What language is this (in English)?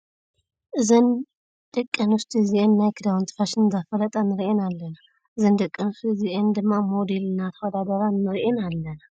Tigrinya